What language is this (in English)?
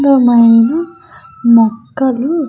Telugu